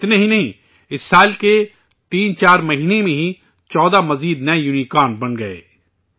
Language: Urdu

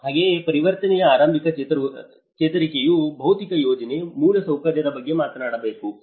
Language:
Kannada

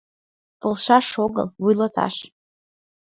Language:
Mari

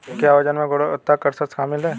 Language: Hindi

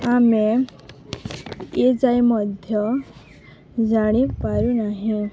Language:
Odia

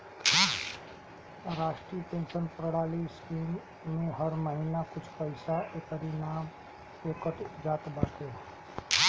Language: Bhojpuri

